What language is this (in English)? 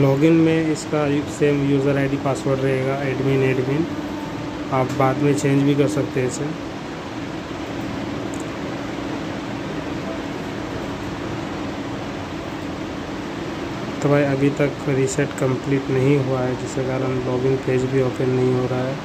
Hindi